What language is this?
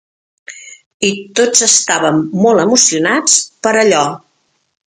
Catalan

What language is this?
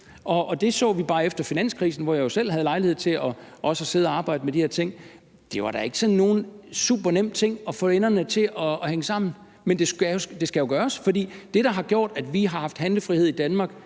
Danish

